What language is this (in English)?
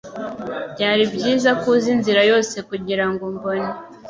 Kinyarwanda